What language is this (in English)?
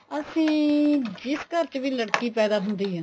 Punjabi